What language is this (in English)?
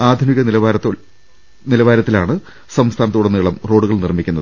Malayalam